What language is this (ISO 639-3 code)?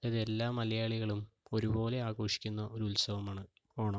mal